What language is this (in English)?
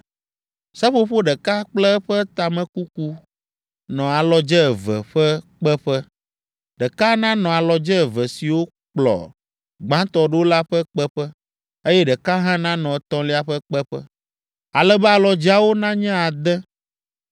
Ewe